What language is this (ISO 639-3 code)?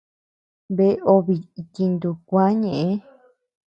cux